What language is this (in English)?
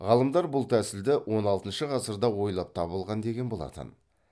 Kazakh